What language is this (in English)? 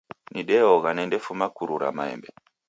Taita